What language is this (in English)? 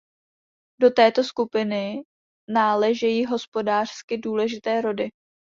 Czech